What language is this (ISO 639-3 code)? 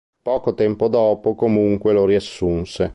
ita